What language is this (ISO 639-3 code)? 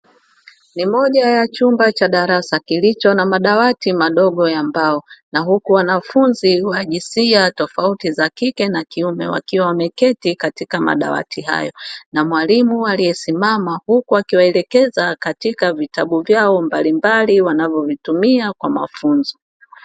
swa